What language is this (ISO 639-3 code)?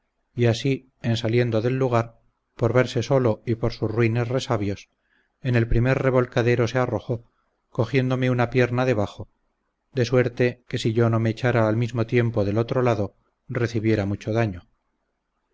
spa